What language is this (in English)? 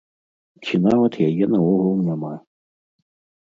Belarusian